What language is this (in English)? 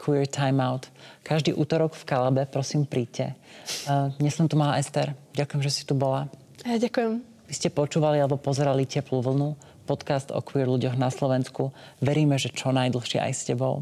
Slovak